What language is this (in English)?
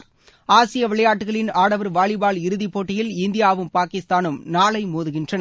Tamil